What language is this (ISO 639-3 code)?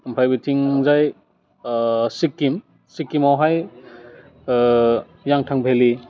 brx